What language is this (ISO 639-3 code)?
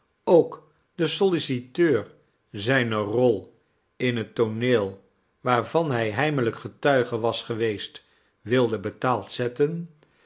nld